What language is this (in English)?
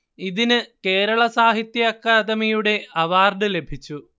Malayalam